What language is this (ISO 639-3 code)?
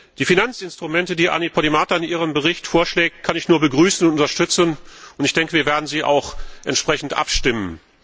deu